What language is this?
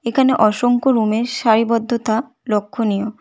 Bangla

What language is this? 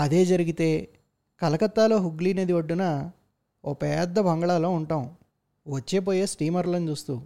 Telugu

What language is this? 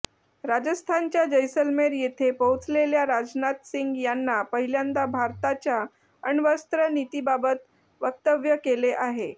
Marathi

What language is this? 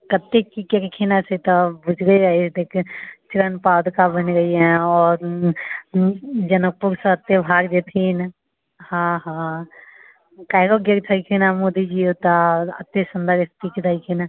Maithili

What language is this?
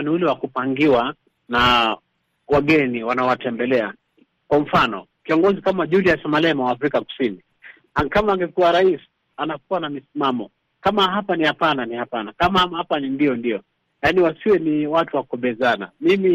Swahili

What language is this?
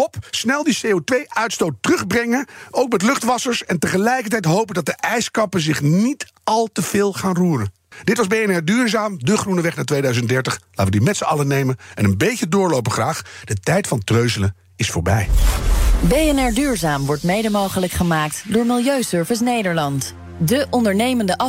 Dutch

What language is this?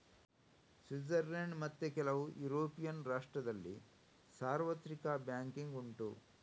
Kannada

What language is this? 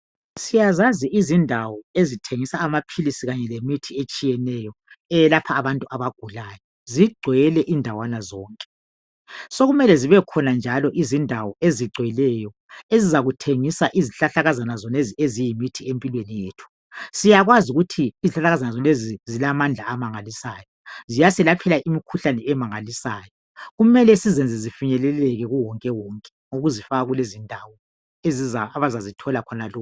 North Ndebele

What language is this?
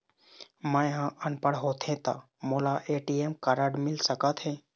Chhattisgarhi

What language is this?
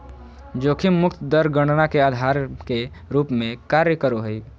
Magahi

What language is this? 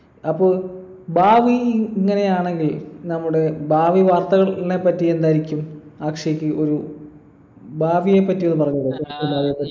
Malayalam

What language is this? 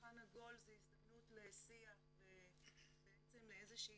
Hebrew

